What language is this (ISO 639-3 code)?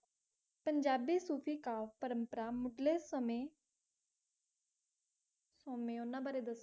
pan